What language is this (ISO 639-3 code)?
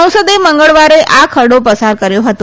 guj